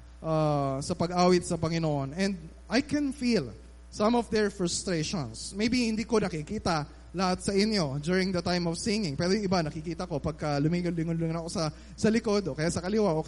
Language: Filipino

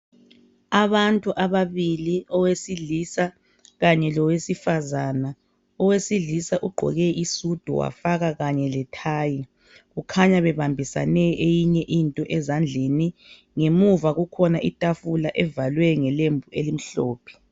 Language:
North Ndebele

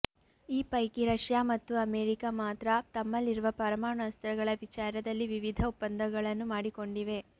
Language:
Kannada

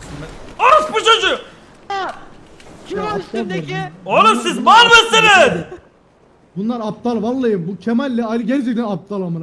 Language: Turkish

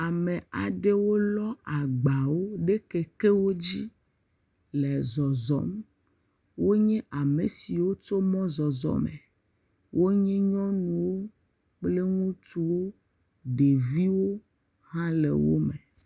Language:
Ewe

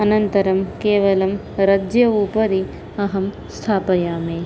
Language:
Sanskrit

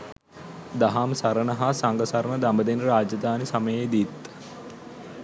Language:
Sinhala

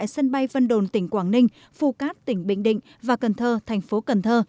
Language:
Vietnamese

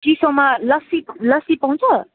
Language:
Nepali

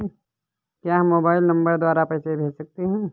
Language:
Hindi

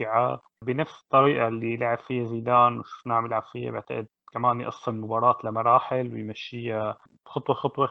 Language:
Arabic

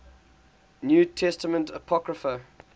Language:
English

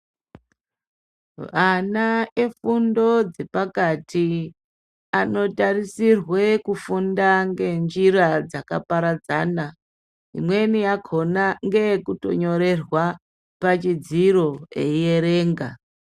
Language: Ndau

